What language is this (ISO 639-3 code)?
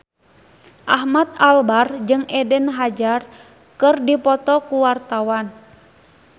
sun